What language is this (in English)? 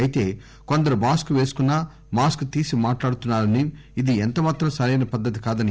Telugu